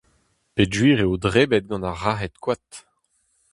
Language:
Breton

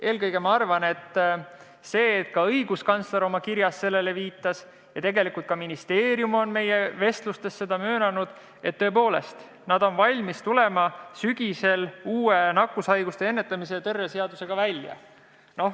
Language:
Estonian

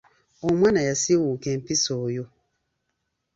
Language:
Ganda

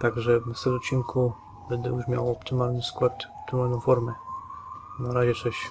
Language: Polish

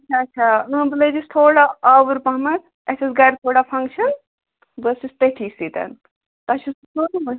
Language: Kashmiri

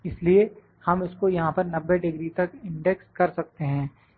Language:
Hindi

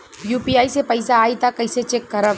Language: Bhojpuri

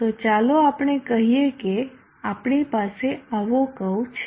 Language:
Gujarati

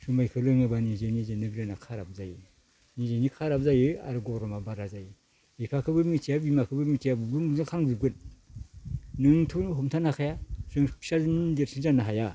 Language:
Bodo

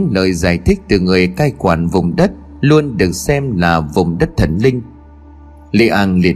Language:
Vietnamese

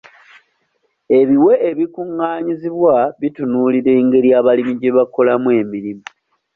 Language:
Ganda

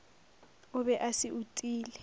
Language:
Northern Sotho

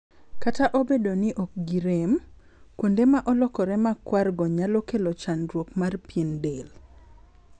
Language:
Luo (Kenya and Tanzania)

